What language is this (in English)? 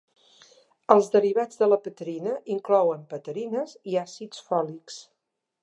Catalan